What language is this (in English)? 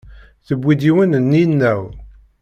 Kabyle